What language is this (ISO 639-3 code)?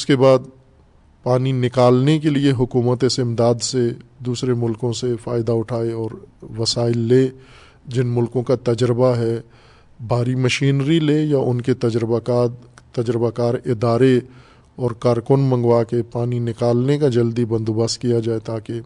urd